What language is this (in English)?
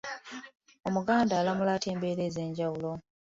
Ganda